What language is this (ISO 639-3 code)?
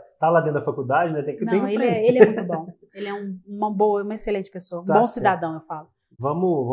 por